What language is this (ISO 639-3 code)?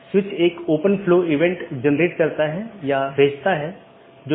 hin